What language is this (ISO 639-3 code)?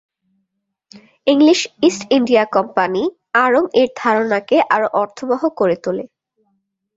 ben